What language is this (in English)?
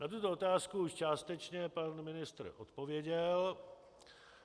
Czech